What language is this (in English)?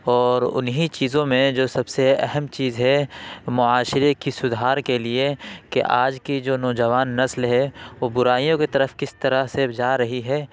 Urdu